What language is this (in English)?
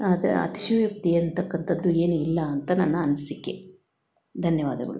Kannada